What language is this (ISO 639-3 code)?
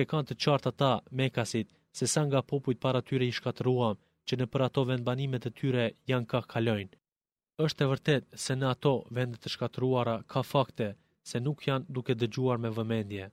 ell